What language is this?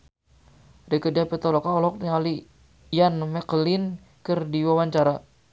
Sundanese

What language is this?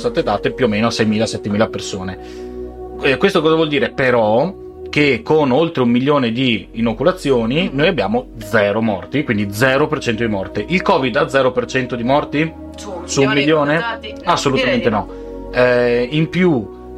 Italian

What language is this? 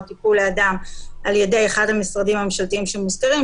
Hebrew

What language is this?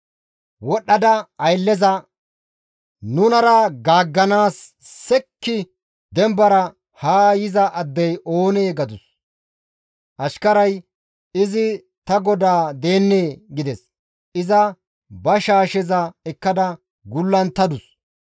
Gamo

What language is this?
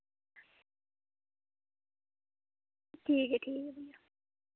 Dogri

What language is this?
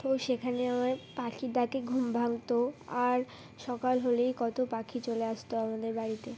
Bangla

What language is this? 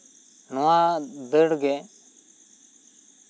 Santali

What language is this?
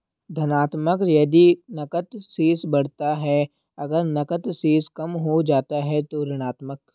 Hindi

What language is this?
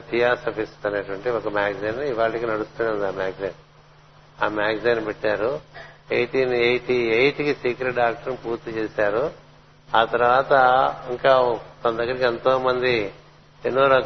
Telugu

